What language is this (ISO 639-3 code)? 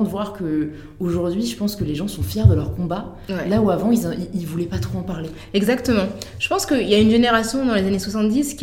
fra